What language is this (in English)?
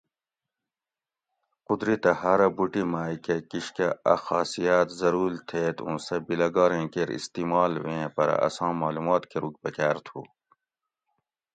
Gawri